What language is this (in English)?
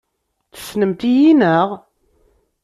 Kabyle